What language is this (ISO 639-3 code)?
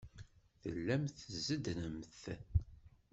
kab